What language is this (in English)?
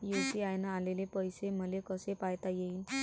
Marathi